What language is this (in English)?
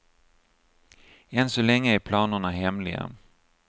Swedish